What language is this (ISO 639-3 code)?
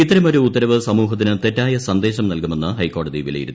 mal